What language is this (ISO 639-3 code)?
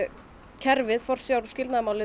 isl